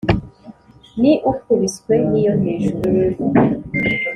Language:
Kinyarwanda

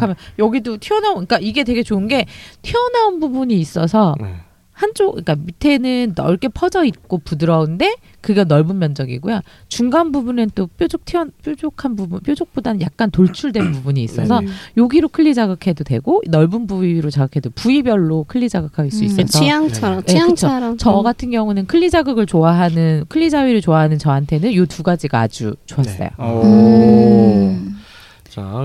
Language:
Korean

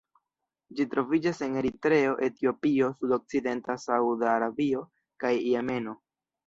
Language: Esperanto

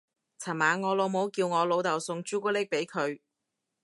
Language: Cantonese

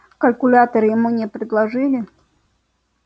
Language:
Russian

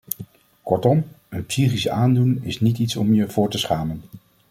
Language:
Dutch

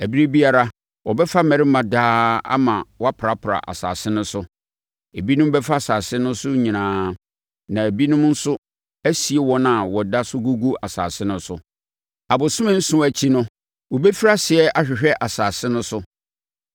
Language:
Akan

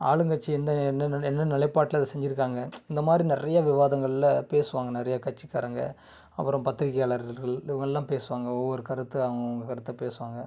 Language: Tamil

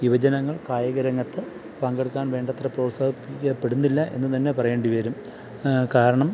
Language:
Malayalam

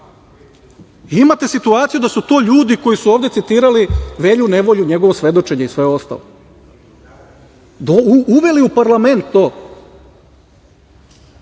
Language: Serbian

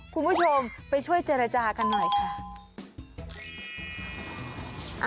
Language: Thai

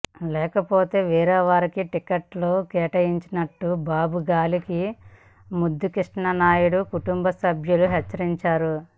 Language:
Telugu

